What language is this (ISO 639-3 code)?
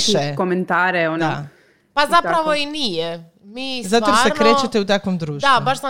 hrv